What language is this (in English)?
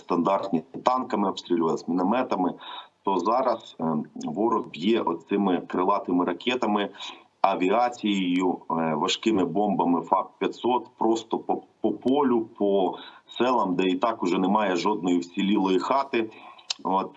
Ukrainian